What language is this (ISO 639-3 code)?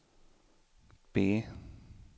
swe